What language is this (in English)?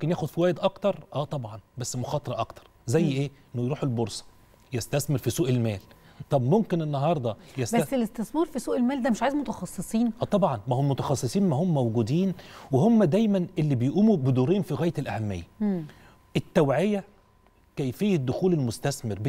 Arabic